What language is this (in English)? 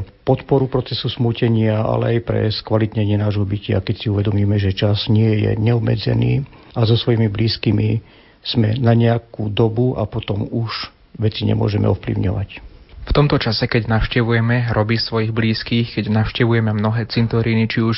Slovak